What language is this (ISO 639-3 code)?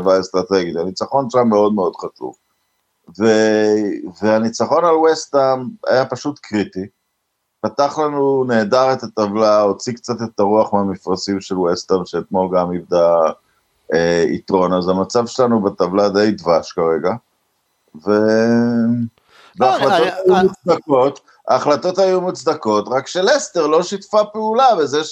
heb